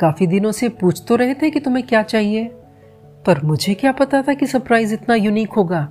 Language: Hindi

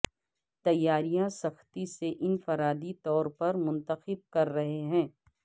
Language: Urdu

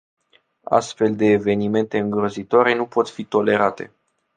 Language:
Romanian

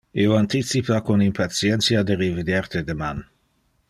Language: Interlingua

